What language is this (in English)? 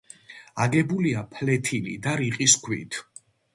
Georgian